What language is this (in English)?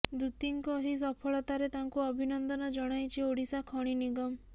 Odia